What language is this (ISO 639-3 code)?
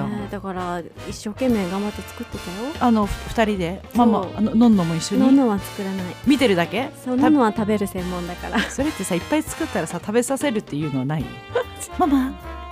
jpn